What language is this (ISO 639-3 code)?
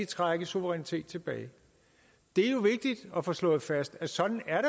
dan